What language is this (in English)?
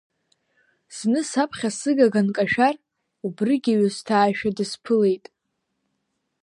Abkhazian